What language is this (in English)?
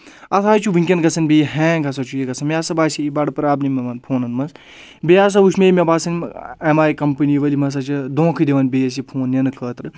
Kashmiri